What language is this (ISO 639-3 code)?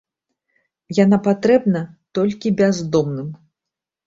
bel